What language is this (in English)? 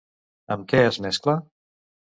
Catalan